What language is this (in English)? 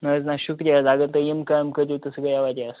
Kashmiri